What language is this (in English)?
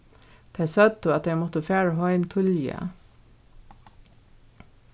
Faroese